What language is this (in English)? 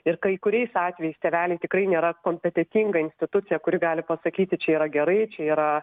Lithuanian